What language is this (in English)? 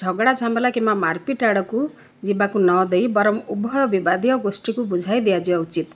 Odia